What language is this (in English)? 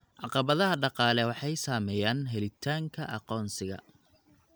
Somali